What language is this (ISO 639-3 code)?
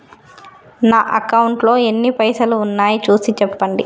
tel